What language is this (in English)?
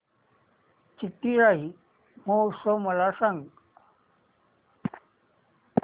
Marathi